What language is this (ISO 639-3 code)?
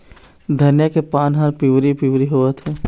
hne